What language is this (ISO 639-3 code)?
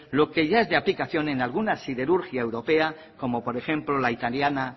spa